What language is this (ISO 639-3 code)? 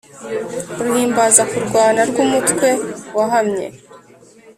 kin